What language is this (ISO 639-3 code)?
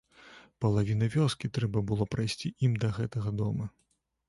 bel